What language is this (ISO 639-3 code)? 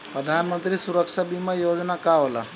bho